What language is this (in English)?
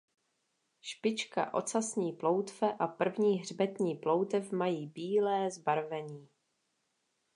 Czech